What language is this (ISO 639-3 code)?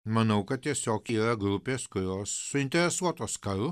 lit